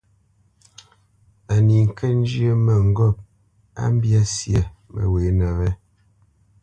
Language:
Bamenyam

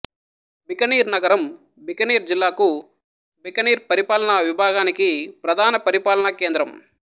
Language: Telugu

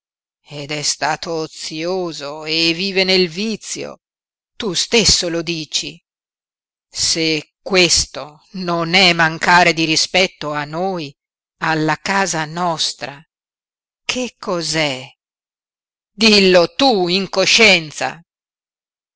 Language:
Italian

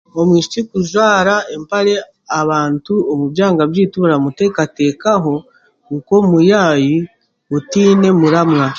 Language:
Chiga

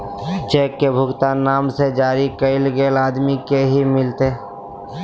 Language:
Magahi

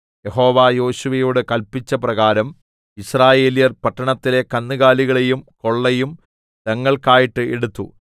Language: Malayalam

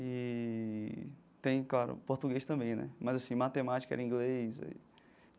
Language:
Portuguese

